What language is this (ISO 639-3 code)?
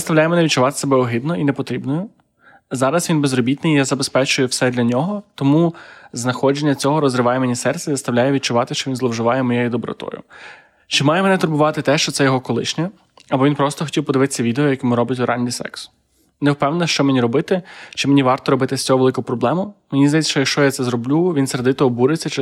ukr